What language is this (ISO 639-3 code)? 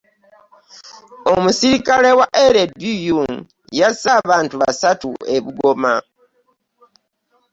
lug